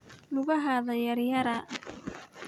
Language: Somali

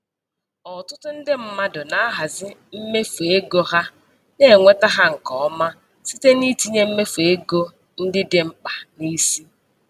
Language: Igbo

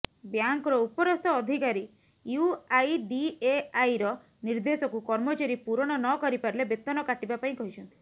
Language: Odia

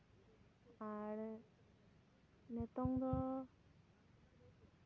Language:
Santali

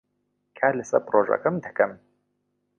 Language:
Central Kurdish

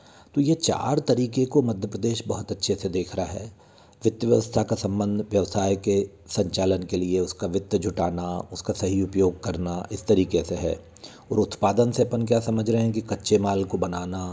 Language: Hindi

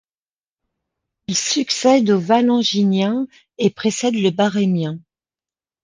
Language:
French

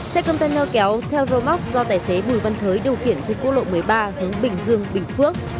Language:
Vietnamese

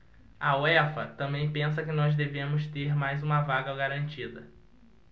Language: Portuguese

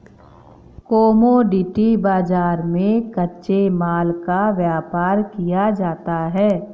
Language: Hindi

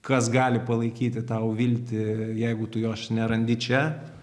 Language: Lithuanian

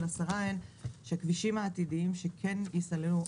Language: Hebrew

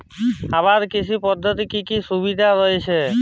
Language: Bangla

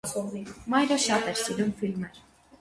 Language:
Armenian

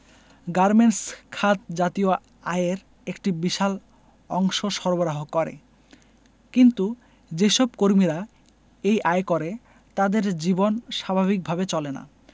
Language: Bangla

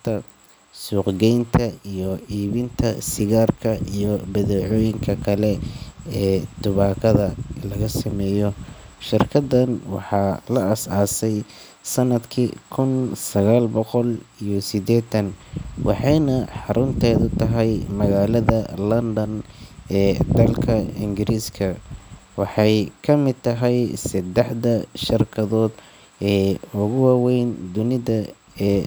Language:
Somali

